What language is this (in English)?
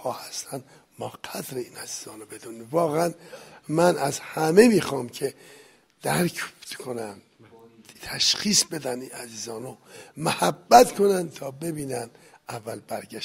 Persian